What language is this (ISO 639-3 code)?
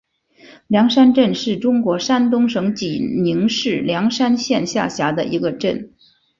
zho